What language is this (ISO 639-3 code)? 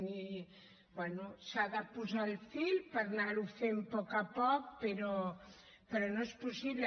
cat